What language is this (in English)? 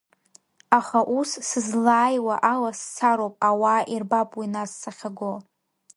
Abkhazian